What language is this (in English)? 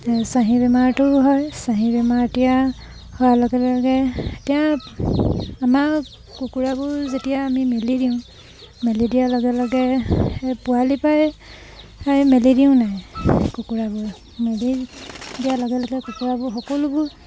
Assamese